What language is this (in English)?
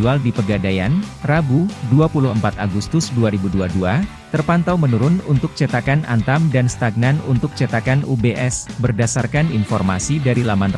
Indonesian